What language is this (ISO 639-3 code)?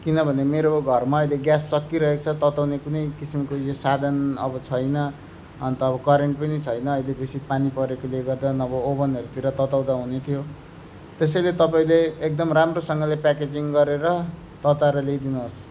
nep